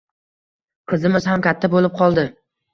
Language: Uzbek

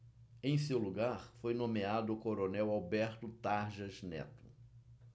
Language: Portuguese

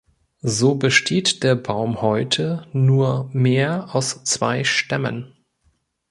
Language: German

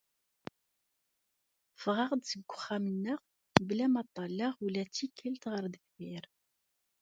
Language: Kabyle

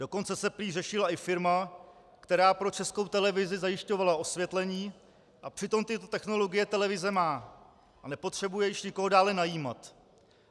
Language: Czech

